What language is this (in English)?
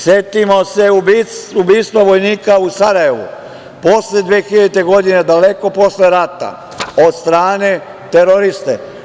Serbian